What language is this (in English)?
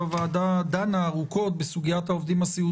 Hebrew